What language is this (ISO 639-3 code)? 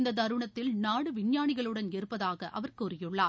tam